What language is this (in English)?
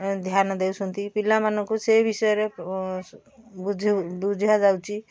Odia